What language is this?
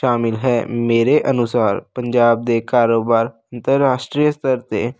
Punjabi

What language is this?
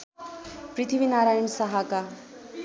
Nepali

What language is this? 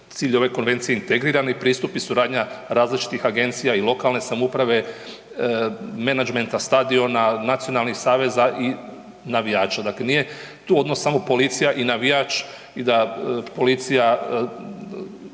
Croatian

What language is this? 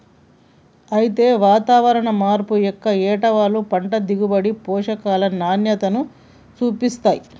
Telugu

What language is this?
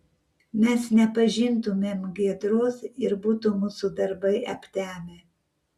Lithuanian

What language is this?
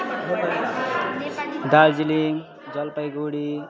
Nepali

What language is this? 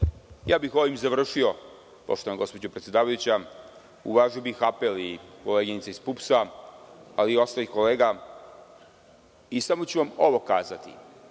Serbian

